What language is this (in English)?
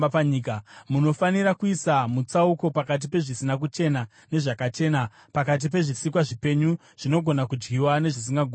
Shona